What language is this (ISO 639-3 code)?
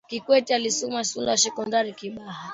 swa